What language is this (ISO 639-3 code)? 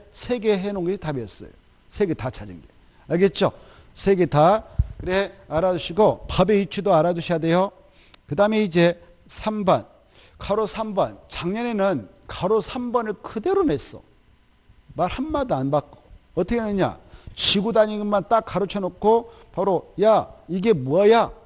kor